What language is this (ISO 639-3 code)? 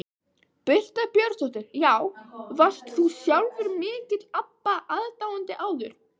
isl